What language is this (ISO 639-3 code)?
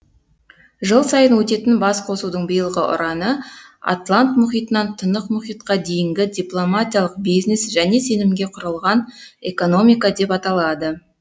kaz